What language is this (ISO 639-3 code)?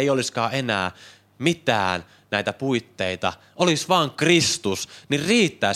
fin